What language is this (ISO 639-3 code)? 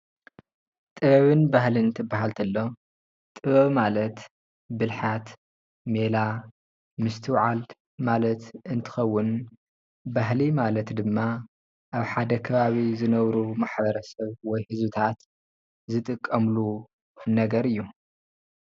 tir